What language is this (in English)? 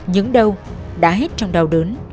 Vietnamese